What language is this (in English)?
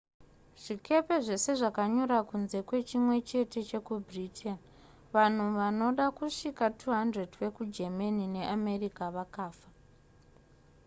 Shona